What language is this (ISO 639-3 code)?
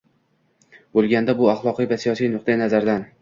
uzb